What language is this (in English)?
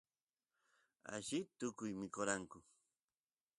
Santiago del Estero Quichua